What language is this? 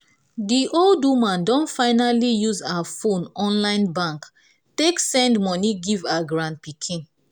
Nigerian Pidgin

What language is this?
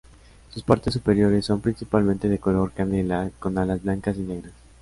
Spanish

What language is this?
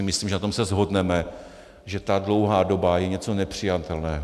Czech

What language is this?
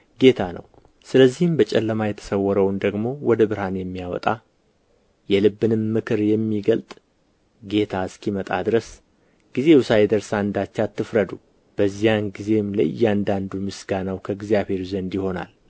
Amharic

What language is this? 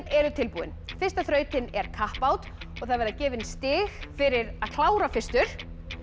Icelandic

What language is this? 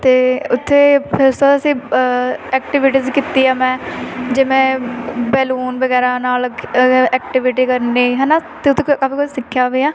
Punjabi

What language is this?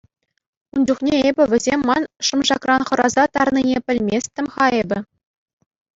Chuvash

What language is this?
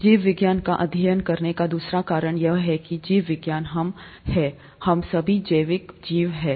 Hindi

